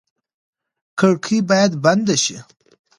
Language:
Pashto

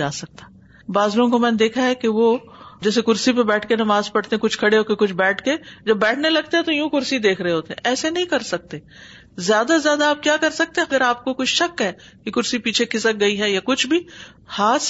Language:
Urdu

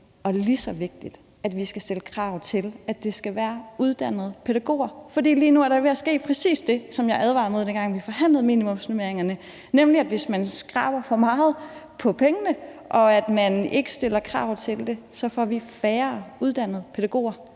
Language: Danish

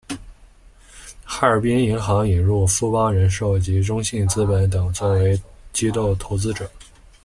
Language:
Chinese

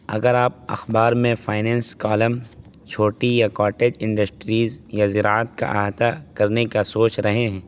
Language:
Urdu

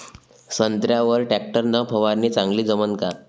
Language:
Marathi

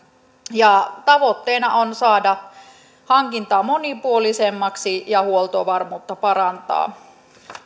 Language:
Finnish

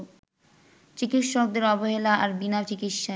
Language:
Bangla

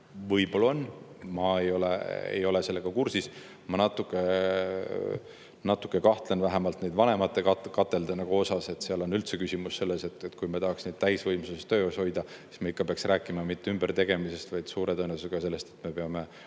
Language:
Estonian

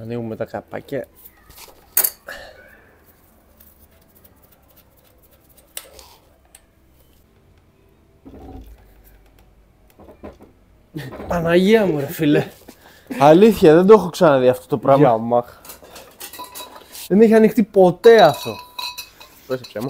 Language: Greek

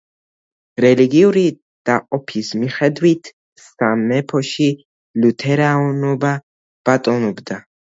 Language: Georgian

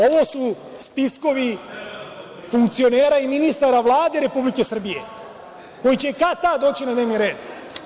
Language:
Serbian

